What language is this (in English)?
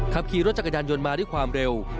Thai